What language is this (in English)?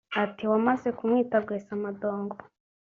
Kinyarwanda